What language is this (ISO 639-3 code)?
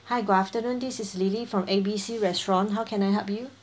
eng